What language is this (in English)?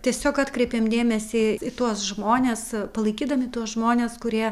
Lithuanian